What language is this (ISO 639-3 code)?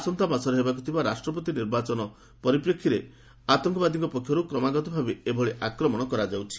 ori